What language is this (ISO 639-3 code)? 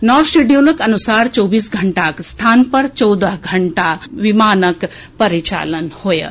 mai